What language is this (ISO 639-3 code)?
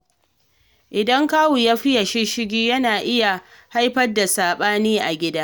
hau